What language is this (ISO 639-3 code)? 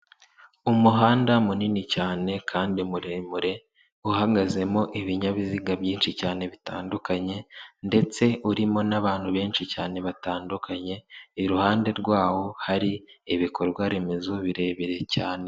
kin